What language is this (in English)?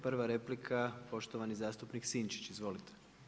Croatian